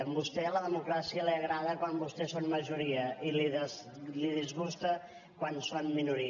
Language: Catalan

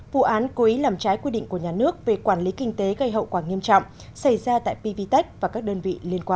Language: Vietnamese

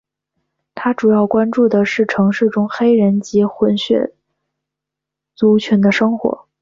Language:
Chinese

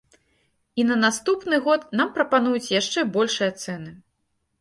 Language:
Belarusian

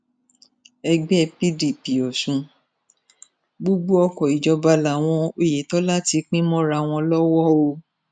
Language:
Yoruba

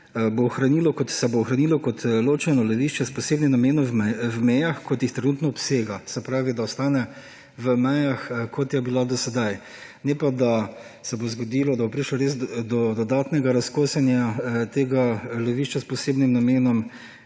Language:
Slovenian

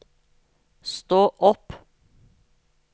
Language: Norwegian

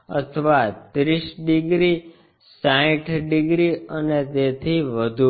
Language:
Gujarati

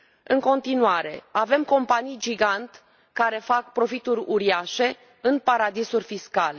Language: Romanian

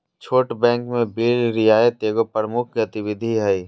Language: Magahi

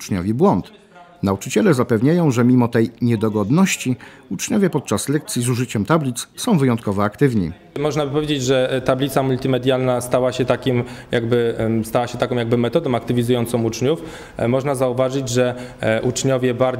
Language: Polish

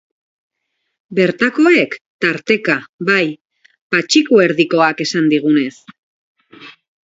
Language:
Basque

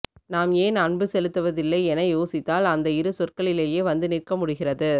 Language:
Tamil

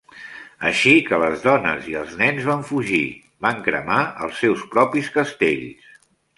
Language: Catalan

